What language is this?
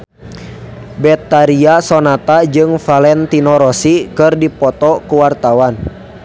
Sundanese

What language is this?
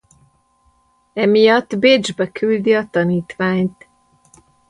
Hungarian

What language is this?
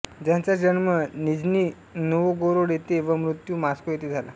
Marathi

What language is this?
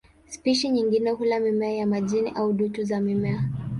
Swahili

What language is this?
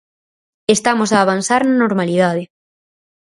Galician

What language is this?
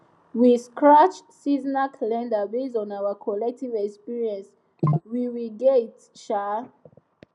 Nigerian Pidgin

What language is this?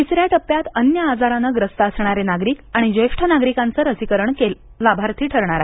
Marathi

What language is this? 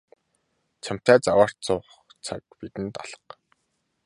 Mongolian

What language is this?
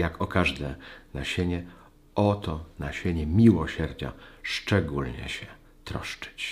Polish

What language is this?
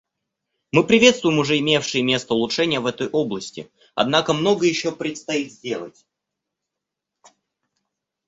Russian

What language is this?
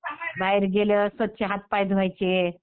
Marathi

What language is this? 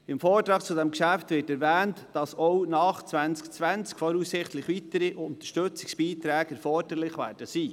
Swiss German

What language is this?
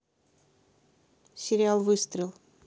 Russian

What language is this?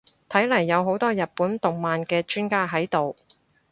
Cantonese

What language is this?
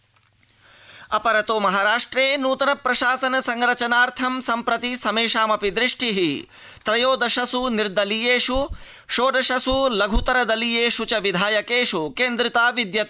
Sanskrit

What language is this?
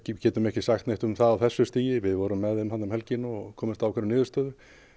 Icelandic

